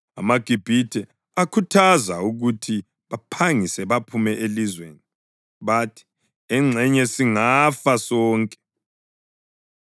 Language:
North Ndebele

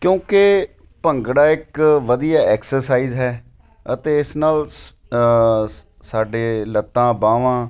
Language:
Punjabi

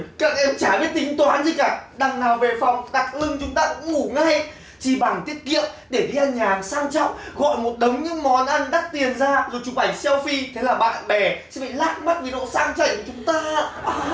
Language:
Vietnamese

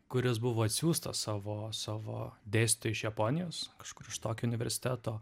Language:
Lithuanian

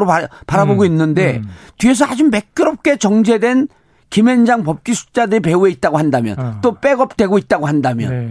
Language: Korean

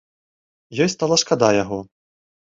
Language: Belarusian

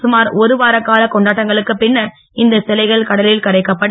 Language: Tamil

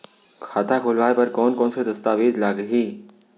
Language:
Chhattisgarhi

